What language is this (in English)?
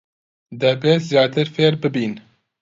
Central Kurdish